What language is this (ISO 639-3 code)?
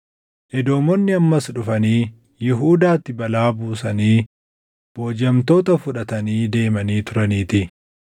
orm